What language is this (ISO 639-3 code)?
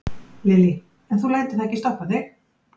isl